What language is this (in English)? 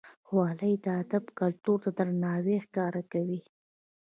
Pashto